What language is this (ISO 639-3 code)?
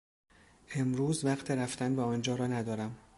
fas